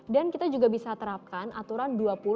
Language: Indonesian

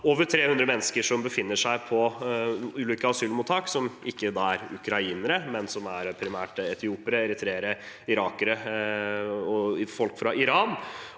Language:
Norwegian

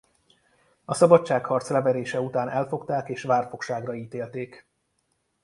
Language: Hungarian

